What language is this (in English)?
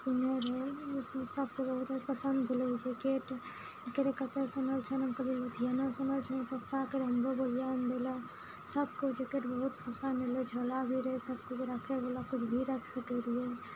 Maithili